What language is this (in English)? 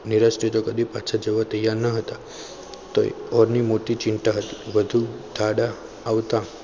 Gujarati